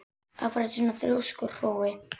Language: Icelandic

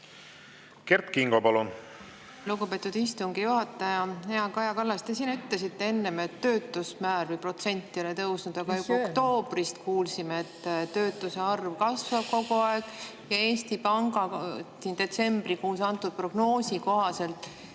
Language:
Estonian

